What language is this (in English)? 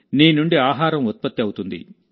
Telugu